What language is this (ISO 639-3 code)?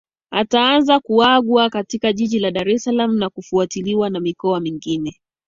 swa